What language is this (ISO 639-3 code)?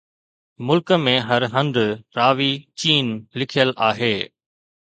snd